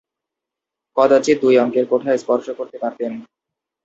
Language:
Bangla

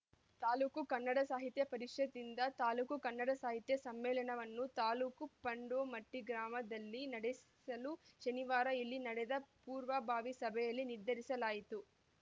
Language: Kannada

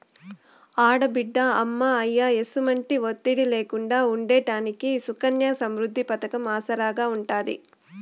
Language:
Telugu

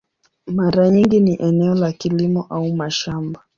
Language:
Swahili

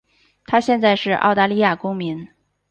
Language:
Chinese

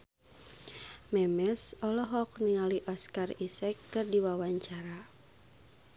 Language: Sundanese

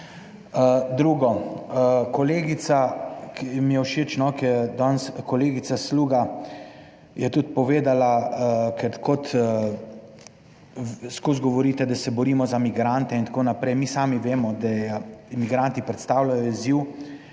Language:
Slovenian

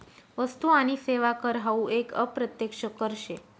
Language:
Marathi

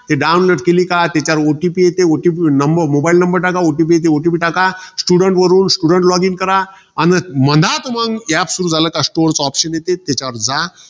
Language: Marathi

